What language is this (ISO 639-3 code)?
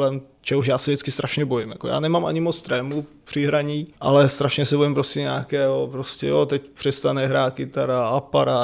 ces